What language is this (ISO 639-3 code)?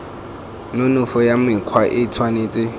tsn